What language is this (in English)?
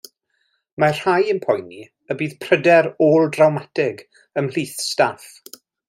Welsh